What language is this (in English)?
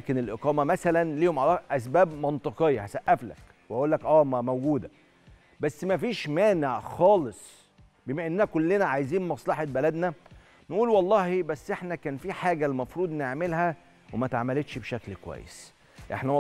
Arabic